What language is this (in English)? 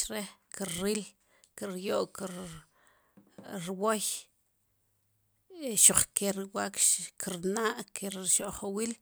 Sipacapense